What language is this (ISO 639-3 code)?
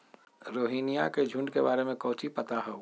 mag